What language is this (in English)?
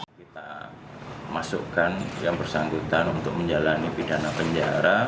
Indonesian